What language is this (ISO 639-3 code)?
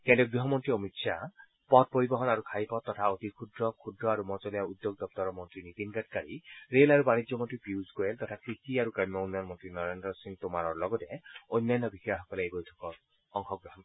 asm